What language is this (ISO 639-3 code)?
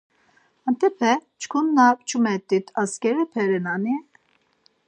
lzz